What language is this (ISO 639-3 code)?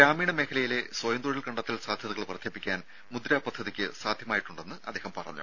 mal